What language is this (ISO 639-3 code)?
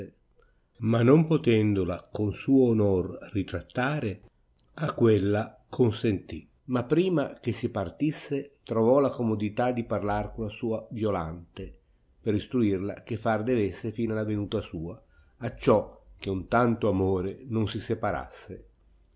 ita